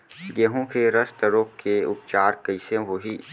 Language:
Chhattisgarhi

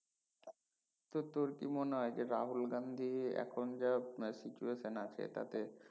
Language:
Bangla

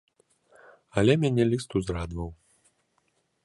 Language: Belarusian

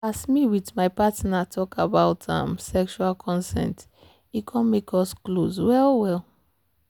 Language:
Nigerian Pidgin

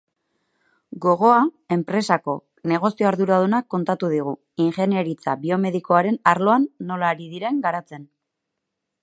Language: Basque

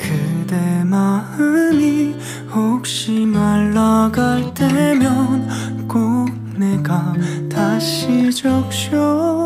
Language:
Korean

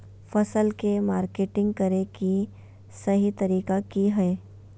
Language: Magahi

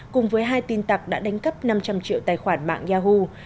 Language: Vietnamese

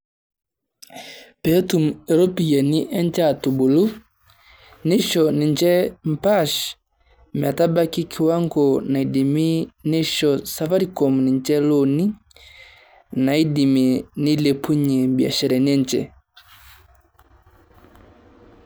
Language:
Masai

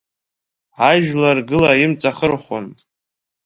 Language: Abkhazian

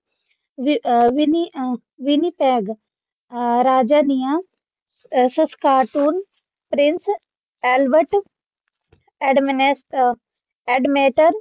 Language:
Punjabi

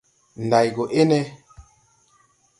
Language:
Tupuri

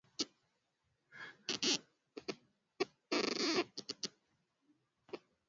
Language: Swahili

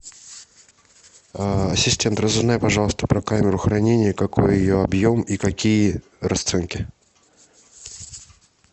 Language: Russian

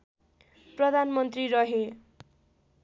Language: Nepali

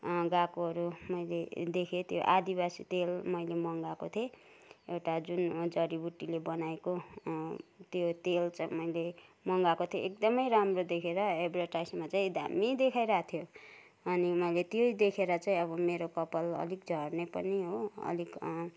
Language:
Nepali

